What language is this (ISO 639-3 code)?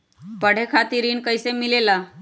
mag